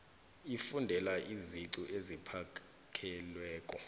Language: South Ndebele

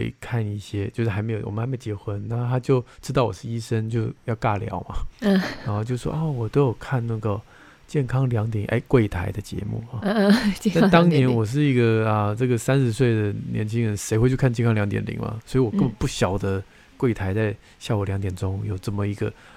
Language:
Chinese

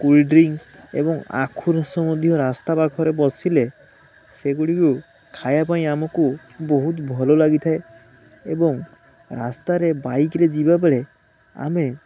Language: Odia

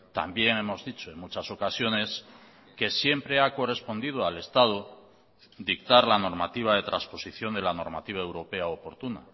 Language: Spanish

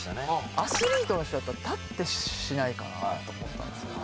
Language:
Japanese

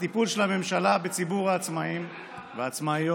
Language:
Hebrew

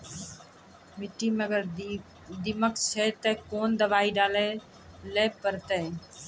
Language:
Maithili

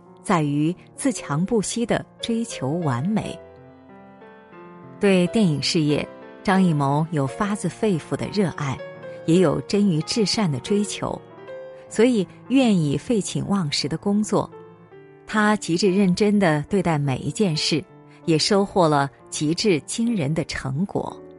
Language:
Chinese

